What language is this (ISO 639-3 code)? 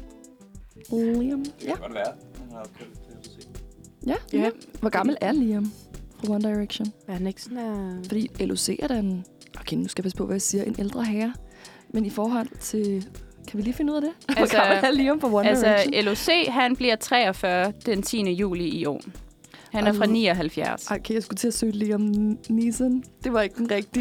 dan